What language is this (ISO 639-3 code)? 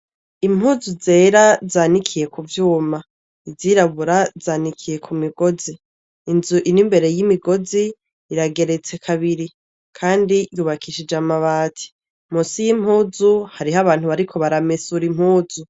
run